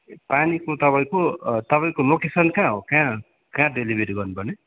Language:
Nepali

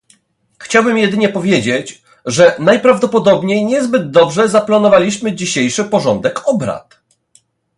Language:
Polish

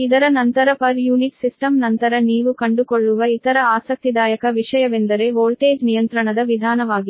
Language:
Kannada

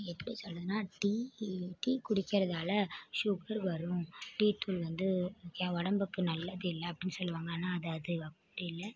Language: Tamil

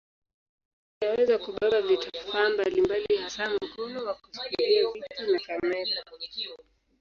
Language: Swahili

